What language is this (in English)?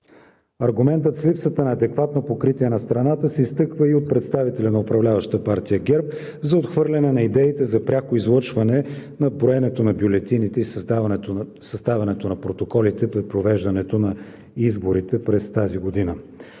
Bulgarian